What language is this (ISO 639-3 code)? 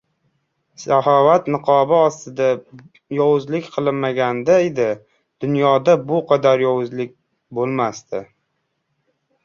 uzb